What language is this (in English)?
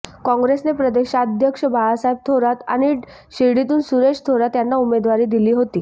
Marathi